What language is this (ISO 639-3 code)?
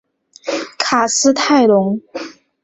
zho